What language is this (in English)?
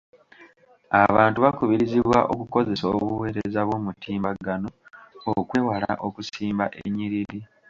Ganda